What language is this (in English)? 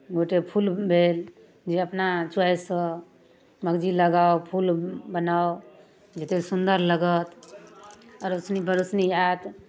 Maithili